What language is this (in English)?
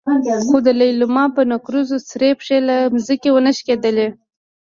Pashto